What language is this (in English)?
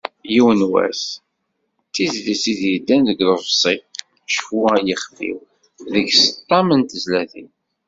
Kabyle